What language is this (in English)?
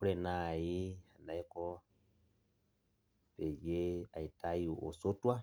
Masai